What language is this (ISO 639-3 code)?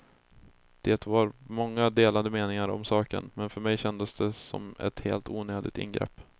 swe